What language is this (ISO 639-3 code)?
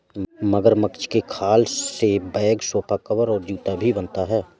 hin